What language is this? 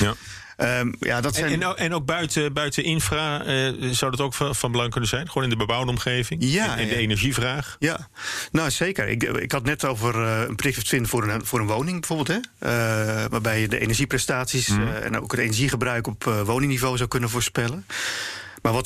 Dutch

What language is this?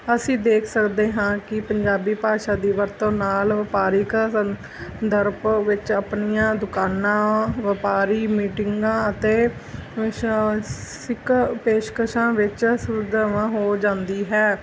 Punjabi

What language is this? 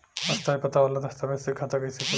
Bhojpuri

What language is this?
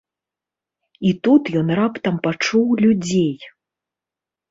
Belarusian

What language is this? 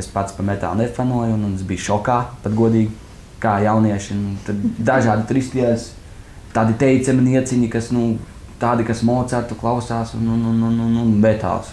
Latvian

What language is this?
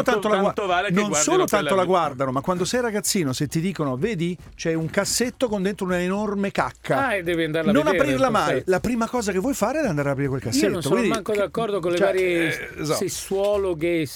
Italian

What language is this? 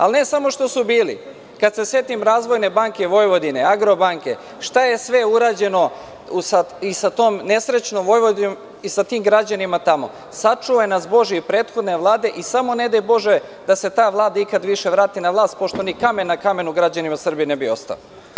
Serbian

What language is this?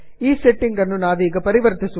Kannada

